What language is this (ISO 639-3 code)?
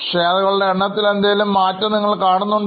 mal